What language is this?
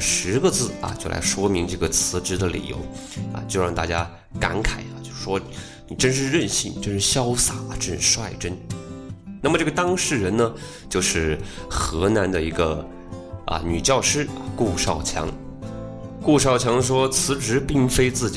Chinese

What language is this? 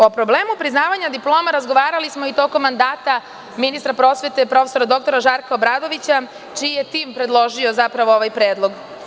Serbian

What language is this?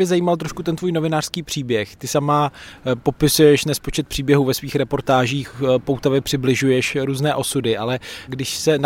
Czech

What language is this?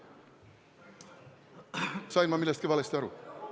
Estonian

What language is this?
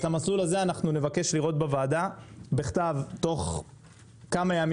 Hebrew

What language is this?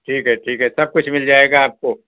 Urdu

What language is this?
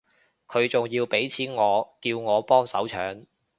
Cantonese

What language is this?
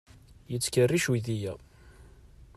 Kabyle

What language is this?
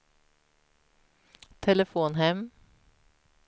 Swedish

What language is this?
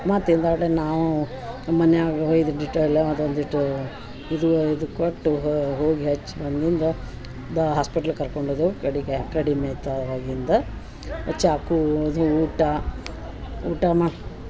Kannada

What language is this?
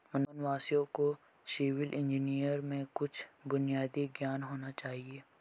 Hindi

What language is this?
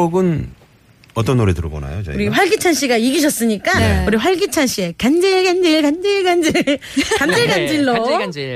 Korean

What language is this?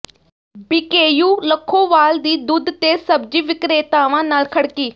Punjabi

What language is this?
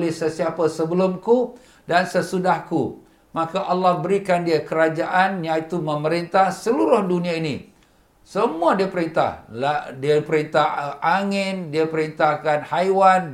Malay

